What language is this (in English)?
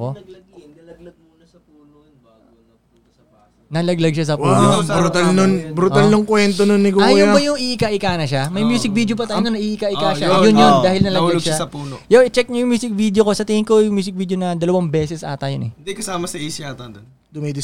Filipino